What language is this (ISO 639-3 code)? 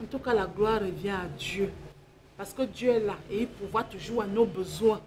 fra